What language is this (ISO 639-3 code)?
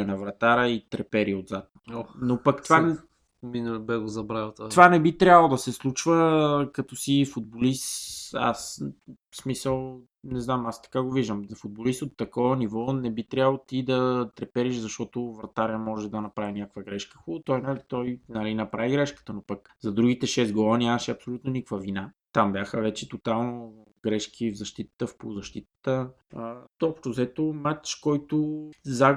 bul